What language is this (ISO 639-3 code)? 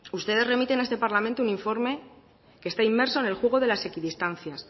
spa